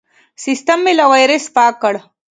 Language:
Pashto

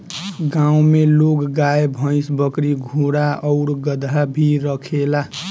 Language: Bhojpuri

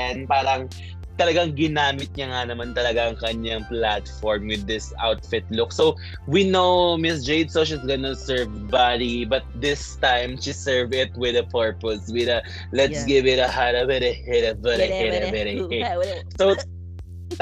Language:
Filipino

